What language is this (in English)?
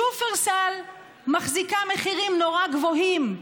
Hebrew